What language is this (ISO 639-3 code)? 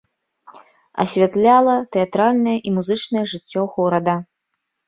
bel